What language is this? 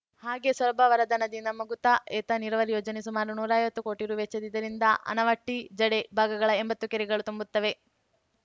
Kannada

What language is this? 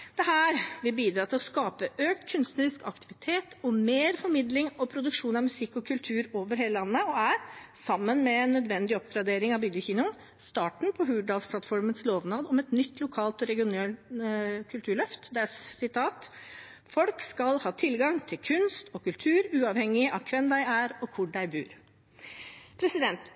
Norwegian Bokmål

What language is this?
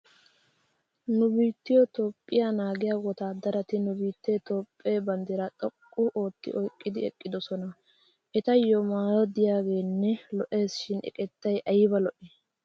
Wolaytta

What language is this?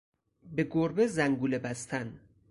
Persian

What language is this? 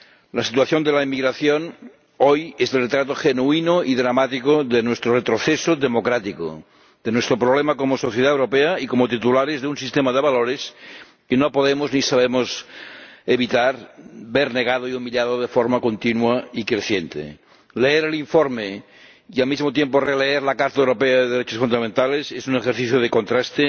Spanish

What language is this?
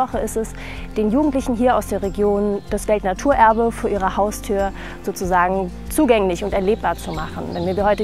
German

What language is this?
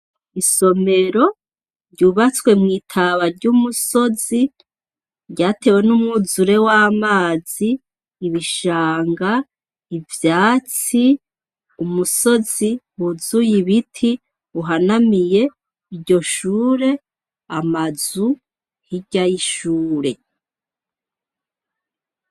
Rundi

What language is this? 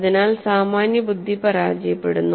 Malayalam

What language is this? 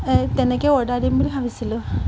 Assamese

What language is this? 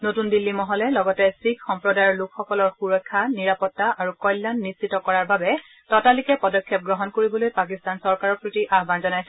Assamese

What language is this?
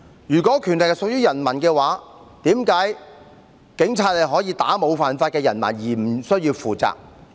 Cantonese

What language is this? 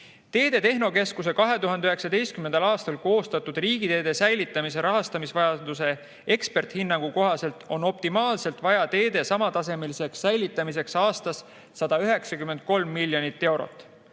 Estonian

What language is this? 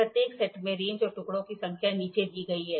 Hindi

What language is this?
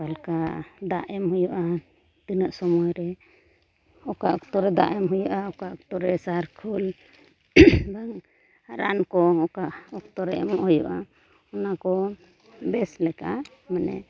Santali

